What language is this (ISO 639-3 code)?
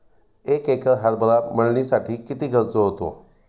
mar